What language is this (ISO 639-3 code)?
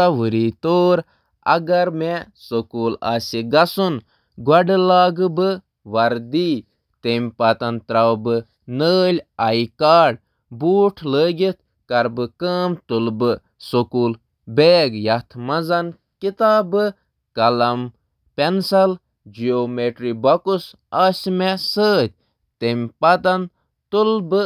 kas